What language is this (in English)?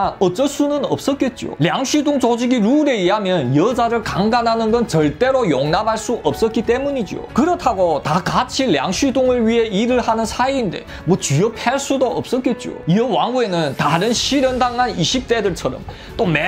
Korean